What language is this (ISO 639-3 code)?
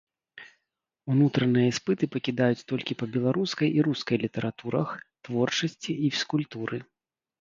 bel